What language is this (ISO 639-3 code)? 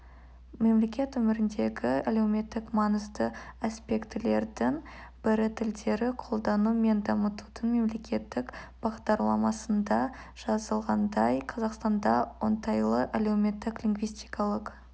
kaz